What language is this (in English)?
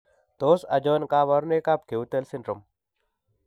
Kalenjin